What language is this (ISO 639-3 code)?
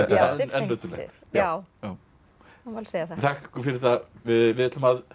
isl